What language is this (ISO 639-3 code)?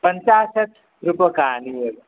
san